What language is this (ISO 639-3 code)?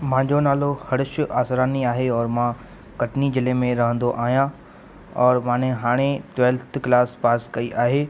snd